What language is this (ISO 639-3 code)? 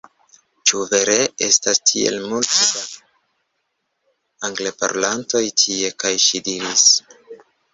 epo